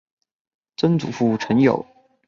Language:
Chinese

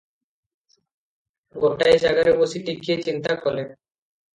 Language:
Odia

